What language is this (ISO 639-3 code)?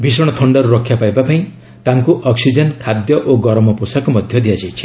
ori